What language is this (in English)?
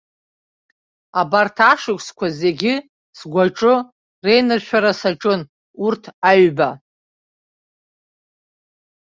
Abkhazian